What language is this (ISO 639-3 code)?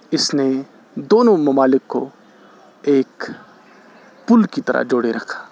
urd